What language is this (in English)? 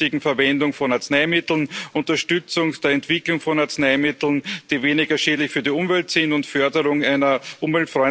German